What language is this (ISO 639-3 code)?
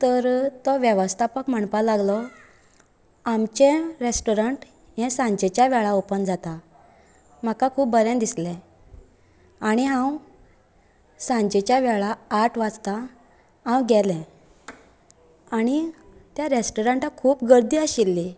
kok